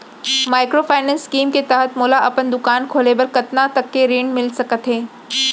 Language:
Chhattisgarhi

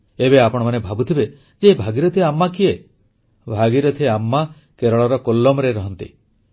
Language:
Odia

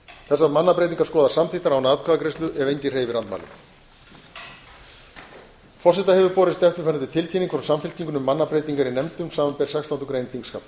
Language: Icelandic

